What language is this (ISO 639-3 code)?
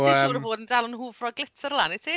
cym